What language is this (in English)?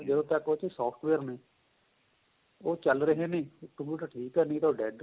Punjabi